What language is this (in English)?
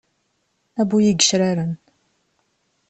Kabyle